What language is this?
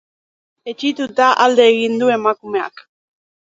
Basque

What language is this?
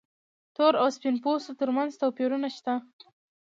Pashto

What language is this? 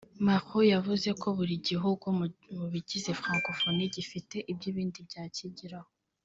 Kinyarwanda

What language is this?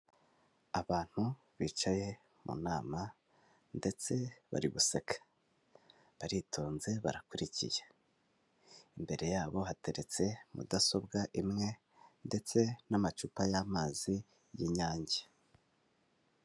Kinyarwanda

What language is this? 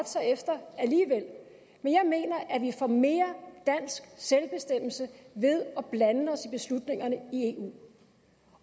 Danish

